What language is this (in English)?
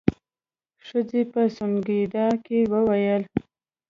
Pashto